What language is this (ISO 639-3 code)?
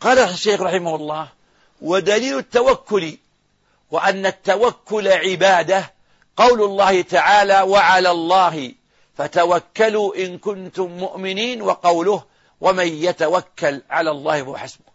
ara